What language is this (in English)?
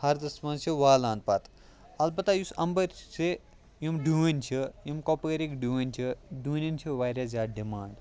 Kashmiri